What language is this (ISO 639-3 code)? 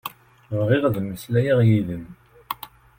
kab